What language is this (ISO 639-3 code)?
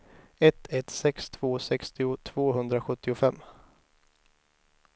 swe